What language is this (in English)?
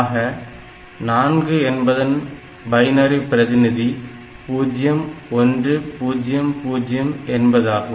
Tamil